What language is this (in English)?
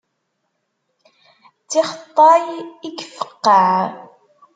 Kabyle